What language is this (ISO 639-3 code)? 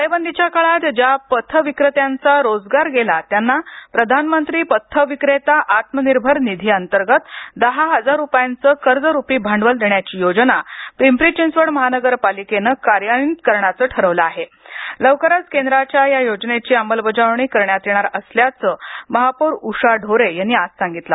mar